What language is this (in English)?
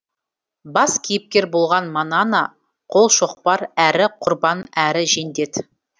Kazakh